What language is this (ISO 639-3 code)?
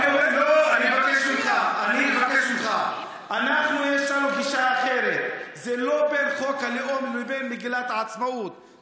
heb